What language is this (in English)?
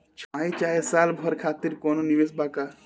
Bhojpuri